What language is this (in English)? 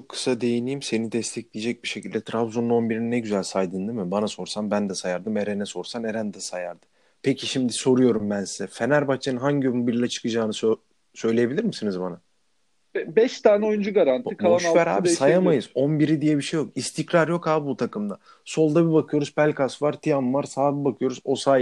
Turkish